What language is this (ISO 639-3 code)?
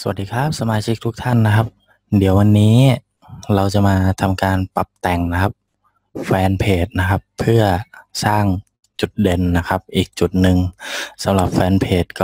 tha